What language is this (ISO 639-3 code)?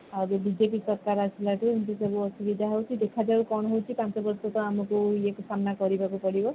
ori